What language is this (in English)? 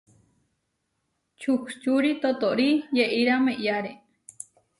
Huarijio